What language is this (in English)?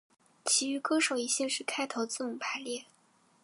Chinese